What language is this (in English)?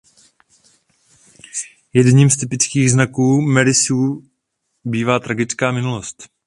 Czech